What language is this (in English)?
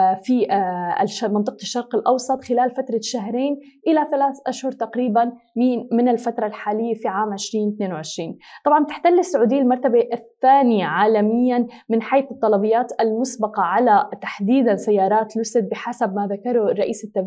Arabic